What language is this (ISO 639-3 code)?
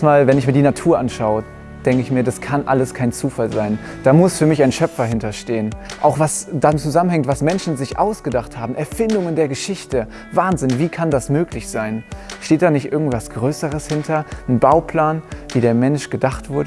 deu